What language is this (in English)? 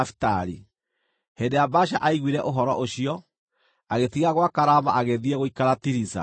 Kikuyu